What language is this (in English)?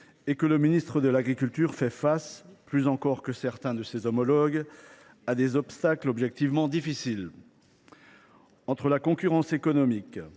French